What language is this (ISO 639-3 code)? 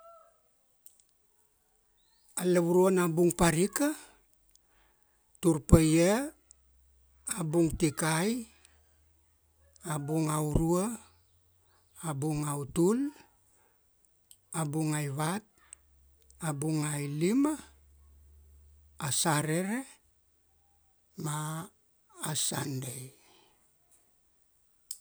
ksd